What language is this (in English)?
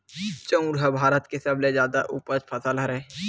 Chhattisgarhi